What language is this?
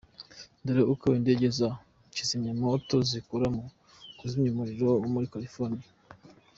Kinyarwanda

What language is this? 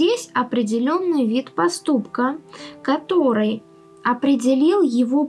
Russian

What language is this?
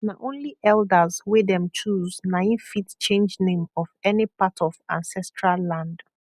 Nigerian Pidgin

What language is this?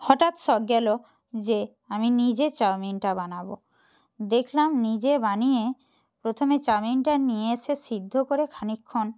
Bangla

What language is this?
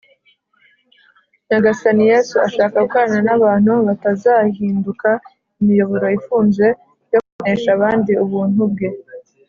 Kinyarwanda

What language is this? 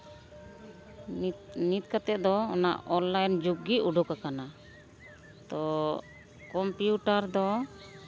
Santali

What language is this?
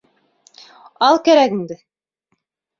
Bashkir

